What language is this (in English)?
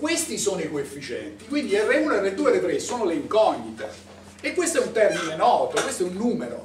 Italian